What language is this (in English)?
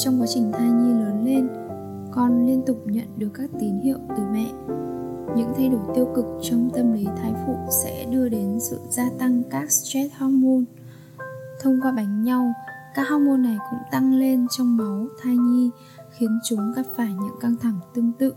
Vietnamese